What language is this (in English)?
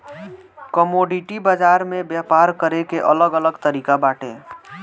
Bhojpuri